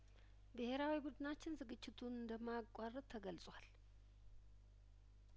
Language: Amharic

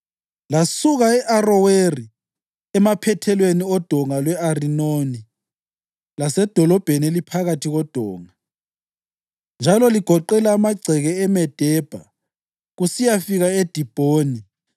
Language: North Ndebele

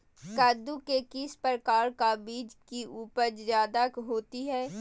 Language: Magahi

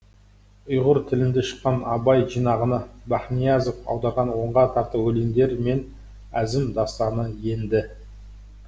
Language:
Kazakh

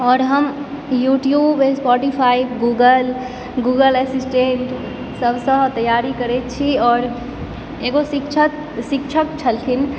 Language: Maithili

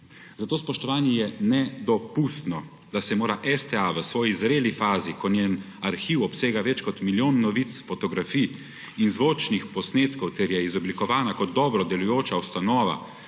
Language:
Slovenian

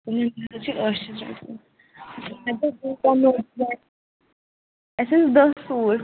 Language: Kashmiri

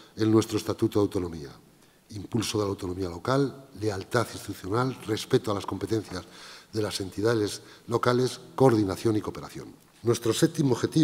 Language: Spanish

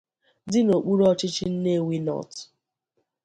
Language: Igbo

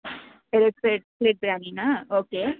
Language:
Kannada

